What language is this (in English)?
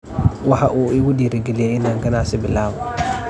Somali